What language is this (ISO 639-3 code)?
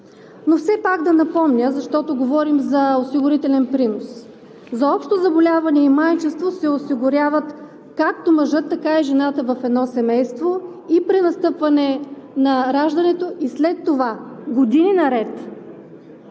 bul